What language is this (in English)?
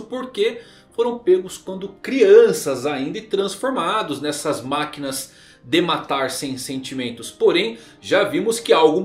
Portuguese